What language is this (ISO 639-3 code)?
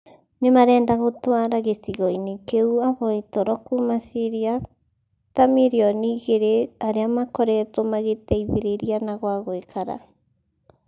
kik